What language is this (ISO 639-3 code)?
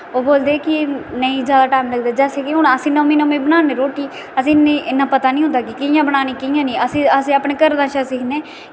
doi